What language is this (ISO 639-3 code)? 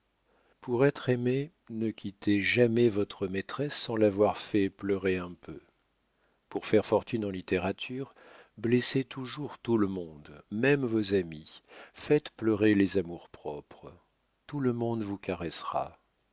fra